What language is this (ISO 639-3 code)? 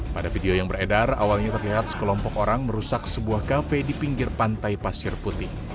ind